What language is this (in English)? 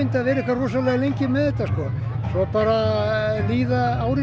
Icelandic